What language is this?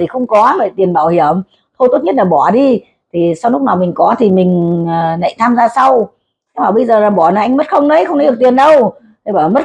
Vietnamese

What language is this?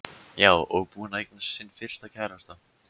Icelandic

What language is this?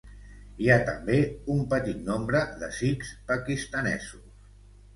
Catalan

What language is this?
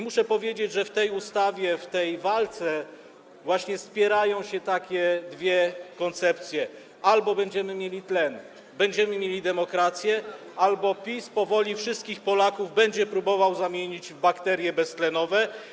Polish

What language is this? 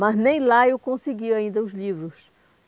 Portuguese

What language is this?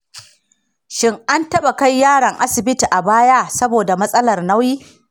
Hausa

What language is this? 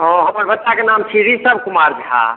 Maithili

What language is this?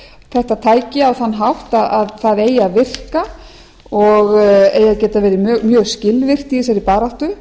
Icelandic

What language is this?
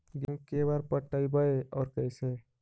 Magahi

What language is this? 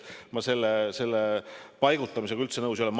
Estonian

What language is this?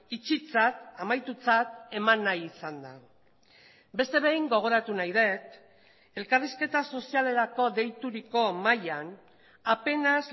Basque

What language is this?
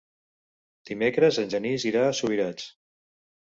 Catalan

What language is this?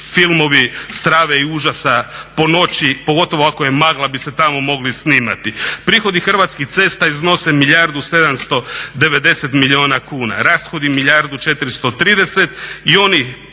Croatian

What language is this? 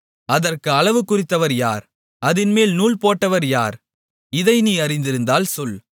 Tamil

